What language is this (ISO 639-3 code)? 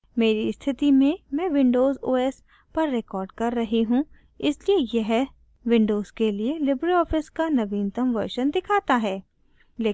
hin